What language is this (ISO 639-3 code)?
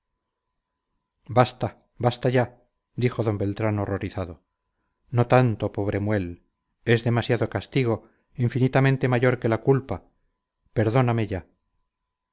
spa